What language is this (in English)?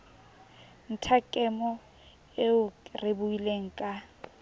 Southern Sotho